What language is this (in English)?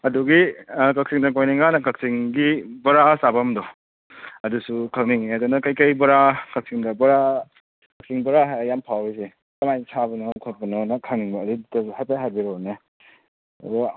Manipuri